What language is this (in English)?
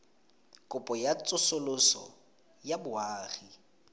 Tswana